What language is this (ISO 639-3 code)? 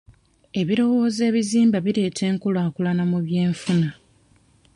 lug